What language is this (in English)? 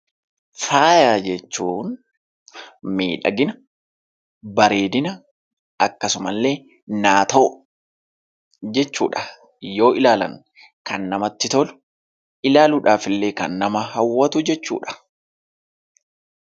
Oromo